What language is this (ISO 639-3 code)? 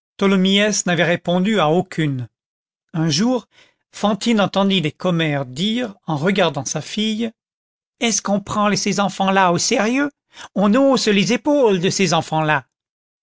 fra